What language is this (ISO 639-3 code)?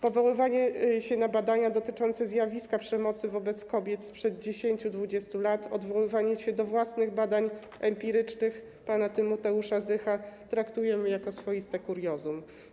pol